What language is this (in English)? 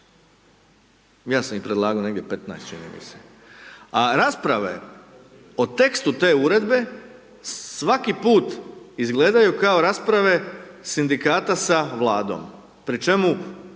Croatian